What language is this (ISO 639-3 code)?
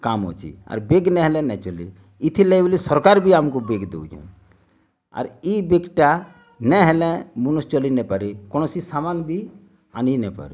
ori